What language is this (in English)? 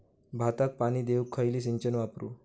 Marathi